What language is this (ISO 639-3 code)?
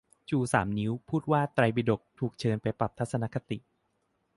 tha